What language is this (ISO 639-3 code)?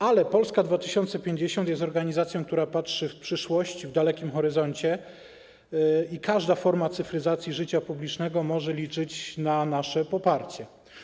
pol